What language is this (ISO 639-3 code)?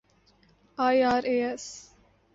urd